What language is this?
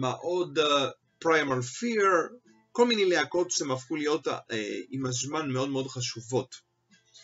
Hebrew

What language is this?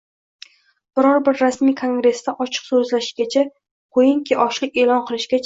Uzbek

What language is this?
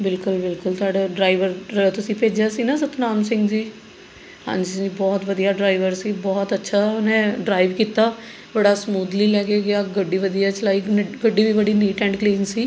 Punjabi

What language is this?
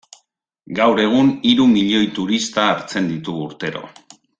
Basque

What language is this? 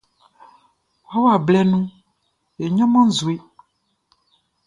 Baoulé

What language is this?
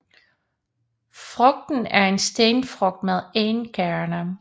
Danish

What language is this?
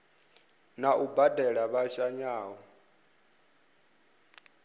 Venda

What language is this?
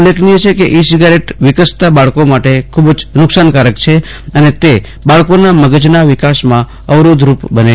Gujarati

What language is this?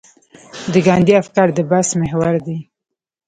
Pashto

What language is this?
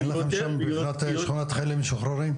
Hebrew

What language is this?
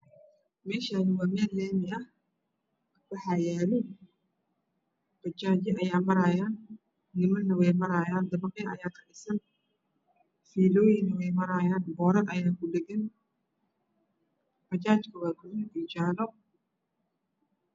Somali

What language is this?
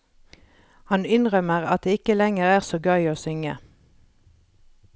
Norwegian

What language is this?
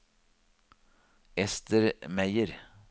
Norwegian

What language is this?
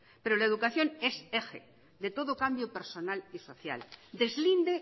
Spanish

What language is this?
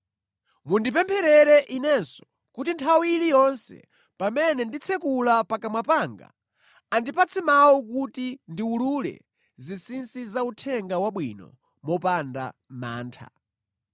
Nyanja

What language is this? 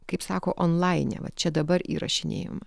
Lithuanian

